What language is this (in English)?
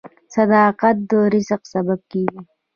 Pashto